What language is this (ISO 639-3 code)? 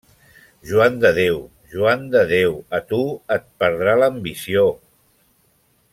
cat